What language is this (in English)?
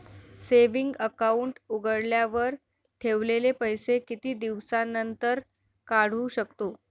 Marathi